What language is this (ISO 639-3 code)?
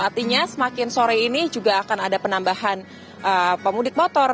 ind